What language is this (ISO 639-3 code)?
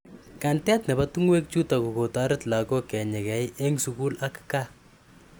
kln